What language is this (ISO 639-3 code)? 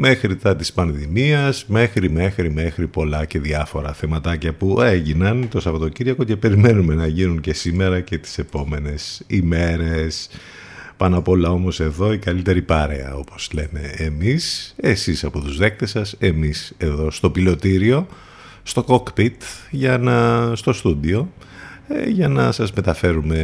ell